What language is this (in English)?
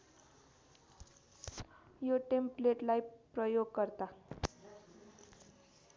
Nepali